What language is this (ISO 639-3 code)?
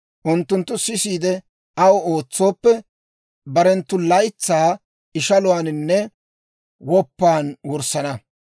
dwr